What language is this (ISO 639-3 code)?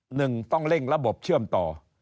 tha